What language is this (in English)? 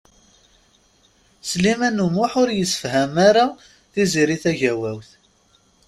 Kabyle